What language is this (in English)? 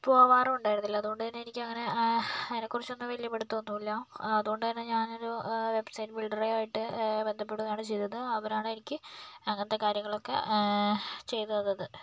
Malayalam